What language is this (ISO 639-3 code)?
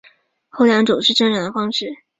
zho